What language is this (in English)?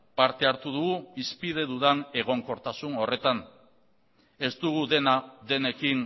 Basque